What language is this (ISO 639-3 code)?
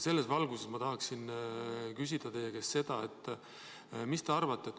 est